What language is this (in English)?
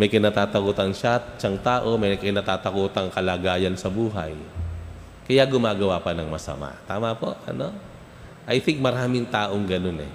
Filipino